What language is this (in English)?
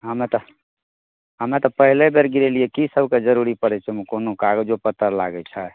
Maithili